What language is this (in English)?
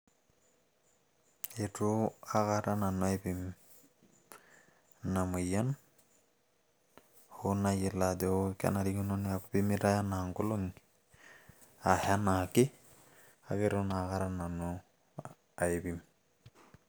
Masai